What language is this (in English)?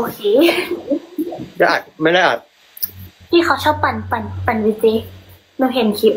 Thai